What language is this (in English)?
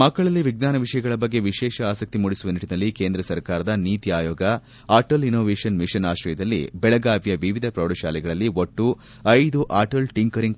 Kannada